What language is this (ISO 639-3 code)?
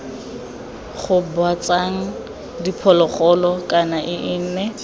tsn